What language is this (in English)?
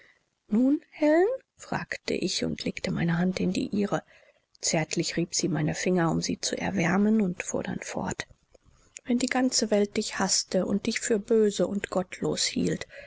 German